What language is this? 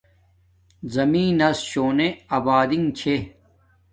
Domaaki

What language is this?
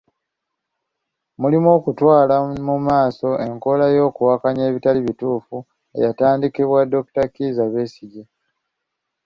Ganda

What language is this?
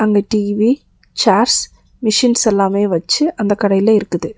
Tamil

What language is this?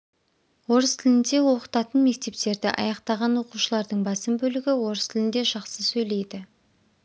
Kazakh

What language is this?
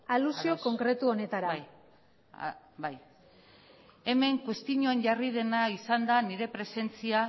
Basque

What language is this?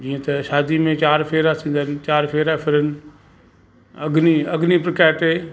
Sindhi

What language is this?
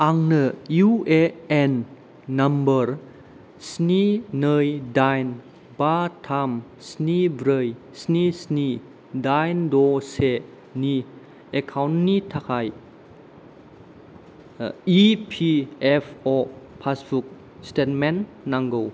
Bodo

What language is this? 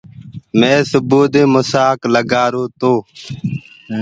Gurgula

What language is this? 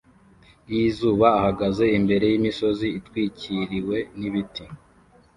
Kinyarwanda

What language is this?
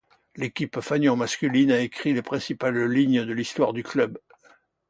French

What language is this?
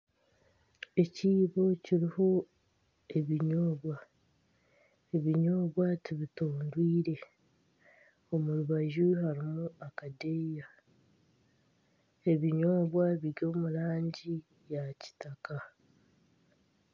Nyankole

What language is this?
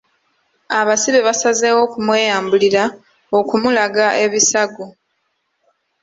Ganda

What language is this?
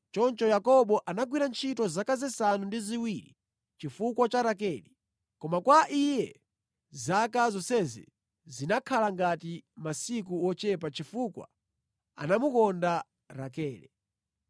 Nyanja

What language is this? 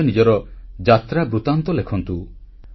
Odia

